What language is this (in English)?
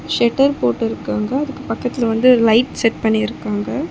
Tamil